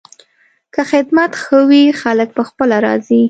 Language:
Pashto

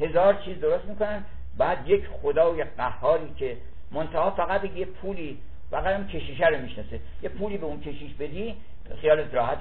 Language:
Persian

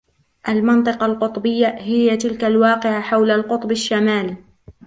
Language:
Arabic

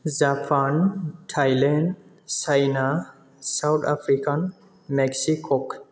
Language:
Bodo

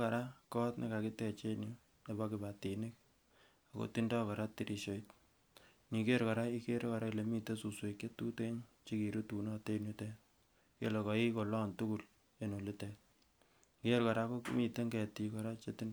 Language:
Kalenjin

